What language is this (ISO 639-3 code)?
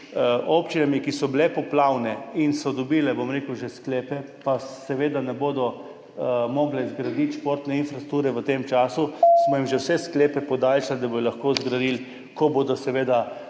slv